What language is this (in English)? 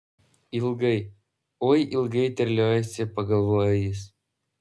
Lithuanian